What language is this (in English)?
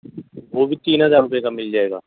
Urdu